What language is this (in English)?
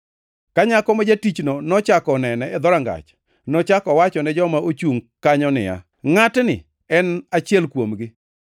Luo (Kenya and Tanzania)